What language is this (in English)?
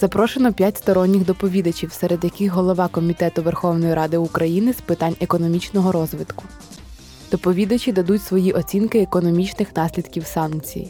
Ukrainian